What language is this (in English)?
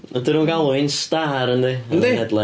Welsh